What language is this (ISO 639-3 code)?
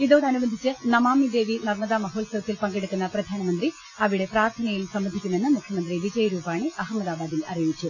mal